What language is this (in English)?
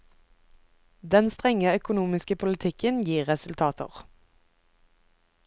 Norwegian